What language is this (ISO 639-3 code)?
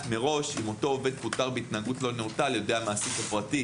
heb